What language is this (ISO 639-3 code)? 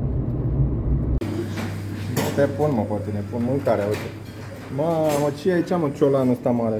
ron